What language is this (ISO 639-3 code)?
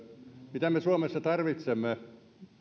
fin